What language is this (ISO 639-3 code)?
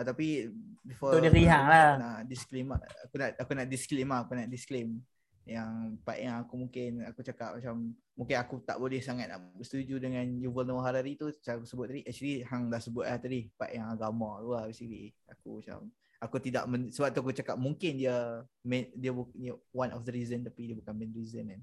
msa